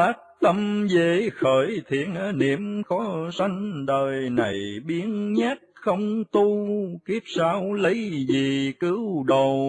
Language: Vietnamese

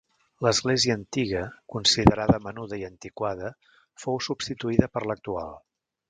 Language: Catalan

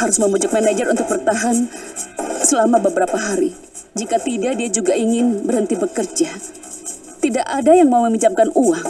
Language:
Indonesian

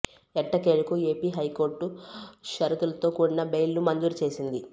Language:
Telugu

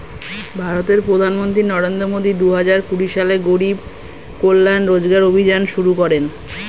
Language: Bangla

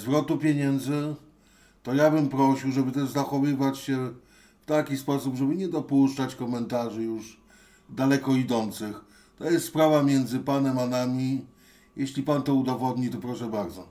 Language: Polish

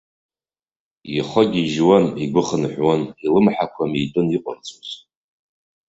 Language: Abkhazian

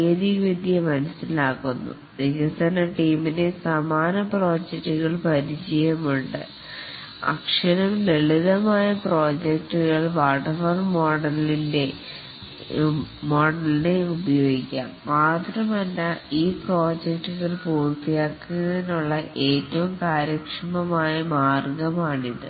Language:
Malayalam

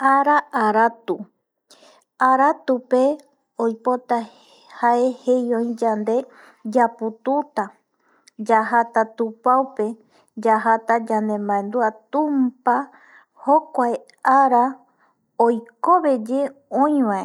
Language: Eastern Bolivian Guaraní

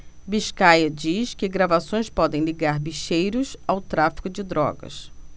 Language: Portuguese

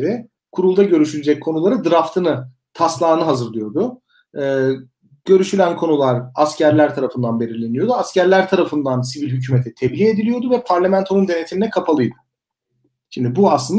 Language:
Turkish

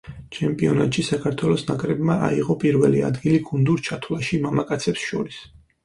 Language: Georgian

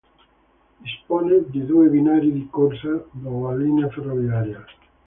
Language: Italian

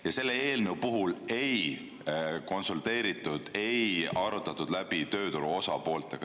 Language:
Estonian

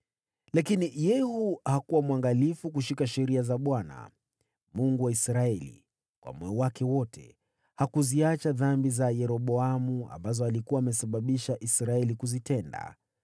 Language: Swahili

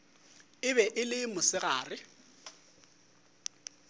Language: Northern Sotho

